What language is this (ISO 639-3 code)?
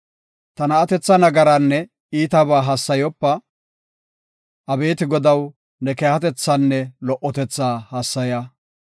gof